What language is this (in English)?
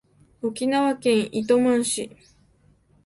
Japanese